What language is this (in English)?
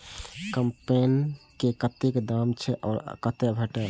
Maithili